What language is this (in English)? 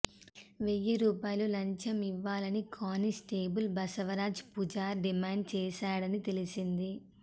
Telugu